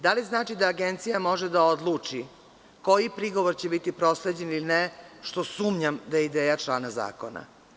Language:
Serbian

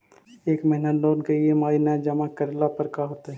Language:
Magahi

